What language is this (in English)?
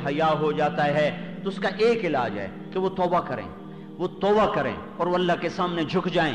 Urdu